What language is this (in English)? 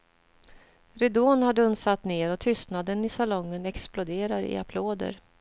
Swedish